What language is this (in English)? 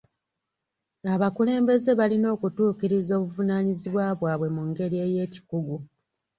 Ganda